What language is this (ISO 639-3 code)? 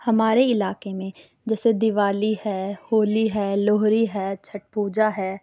urd